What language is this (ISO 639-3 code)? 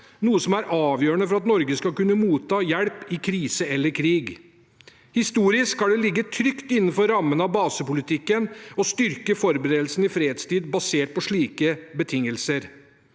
nor